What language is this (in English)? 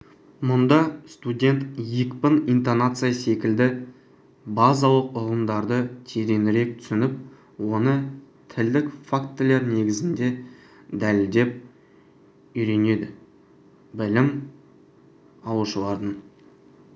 Kazakh